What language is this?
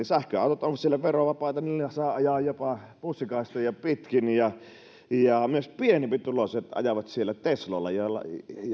Finnish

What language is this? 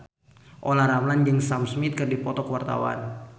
Sundanese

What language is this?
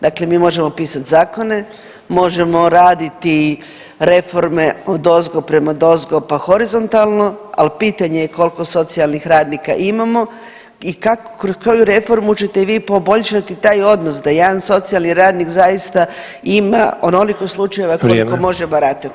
Croatian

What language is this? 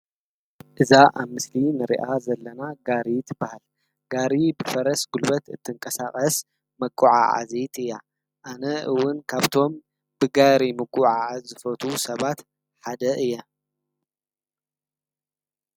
Tigrinya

